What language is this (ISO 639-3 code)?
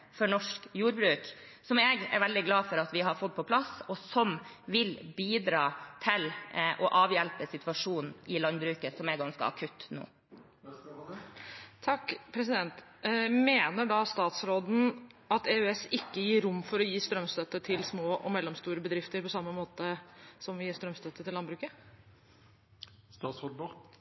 nor